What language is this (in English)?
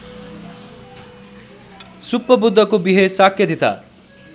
Nepali